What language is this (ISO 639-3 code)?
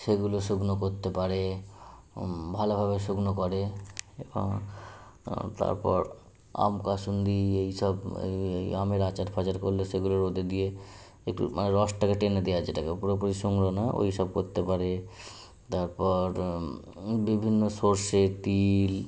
ben